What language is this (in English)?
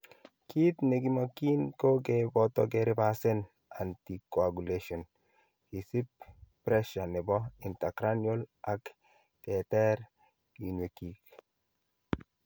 Kalenjin